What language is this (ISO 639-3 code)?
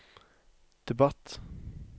nor